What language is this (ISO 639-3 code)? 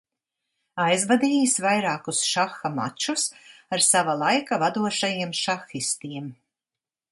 lav